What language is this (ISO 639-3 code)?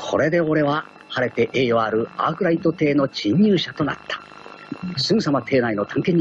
jpn